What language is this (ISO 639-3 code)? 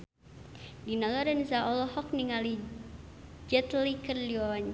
sun